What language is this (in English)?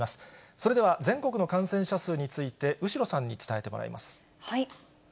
Japanese